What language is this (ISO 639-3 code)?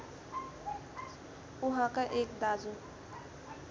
nep